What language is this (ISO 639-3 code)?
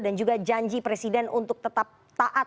ind